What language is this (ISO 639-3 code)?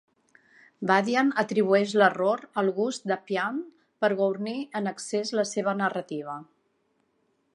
cat